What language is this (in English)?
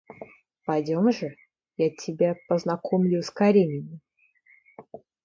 Russian